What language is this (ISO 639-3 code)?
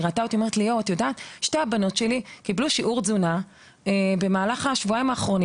heb